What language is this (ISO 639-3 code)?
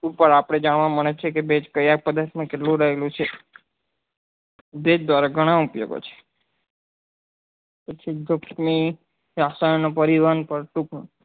guj